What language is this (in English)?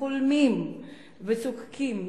Hebrew